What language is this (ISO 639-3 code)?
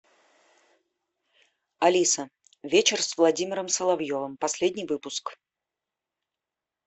rus